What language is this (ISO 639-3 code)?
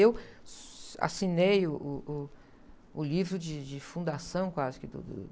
por